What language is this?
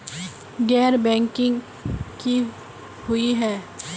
Magahi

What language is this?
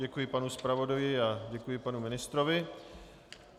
Czech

